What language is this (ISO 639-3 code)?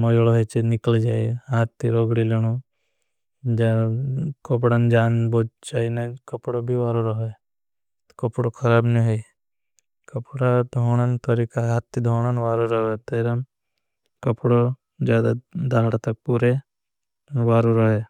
bhb